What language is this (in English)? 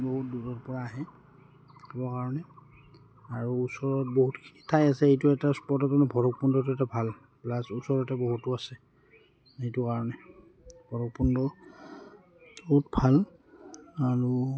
Assamese